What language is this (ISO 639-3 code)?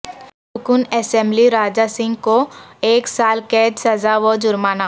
urd